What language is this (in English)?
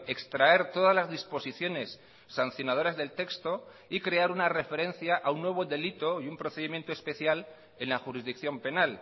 Spanish